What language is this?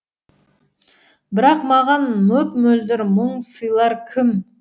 Kazakh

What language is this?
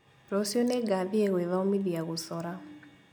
Kikuyu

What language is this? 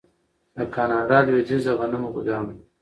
Pashto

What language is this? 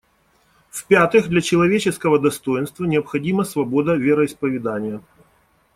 Russian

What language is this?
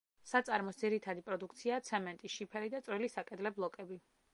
Georgian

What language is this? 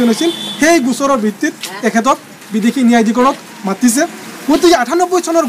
Turkish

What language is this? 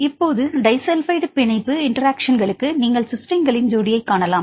Tamil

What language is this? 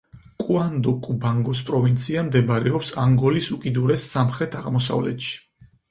Georgian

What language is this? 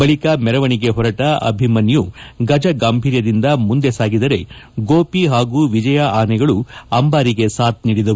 Kannada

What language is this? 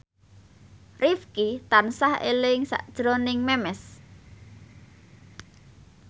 Javanese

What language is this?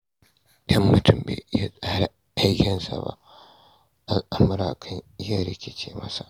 Hausa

